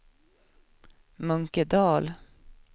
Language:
Swedish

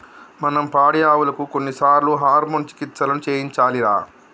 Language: Telugu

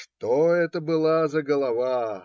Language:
Russian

